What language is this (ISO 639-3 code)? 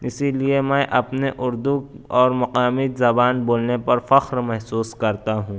urd